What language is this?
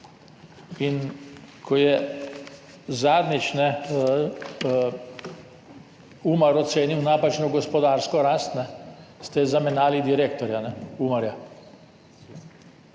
Slovenian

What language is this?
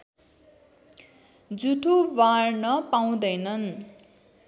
Nepali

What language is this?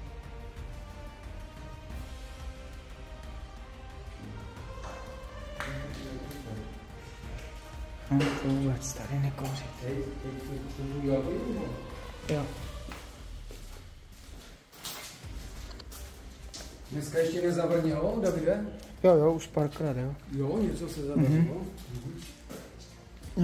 Czech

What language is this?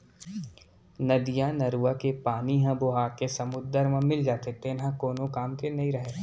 Chhattisgarhi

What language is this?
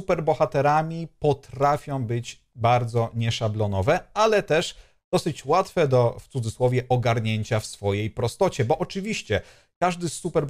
Polish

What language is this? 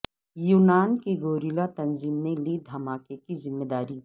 Urdu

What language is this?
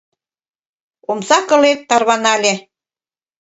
Mari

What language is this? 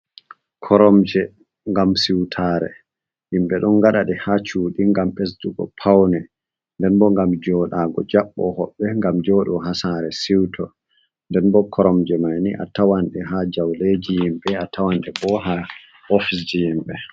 Fula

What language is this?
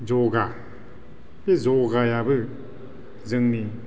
Bodo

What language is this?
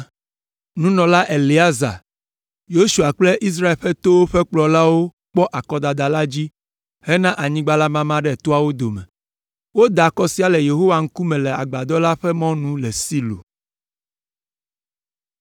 Ewe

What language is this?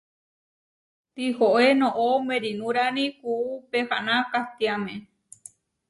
Huarijio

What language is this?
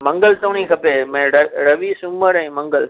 Sindhi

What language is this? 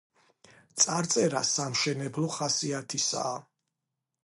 Georgian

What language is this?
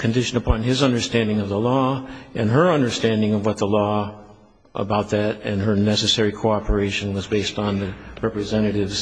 English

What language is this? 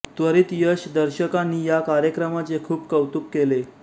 Marathi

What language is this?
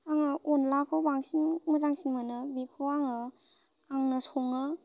Bodo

